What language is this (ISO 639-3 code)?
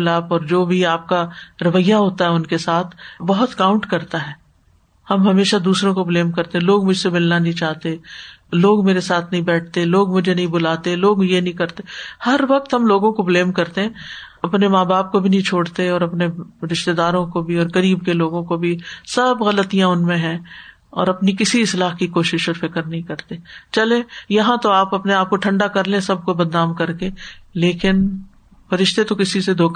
urd